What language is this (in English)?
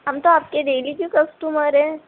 Urdu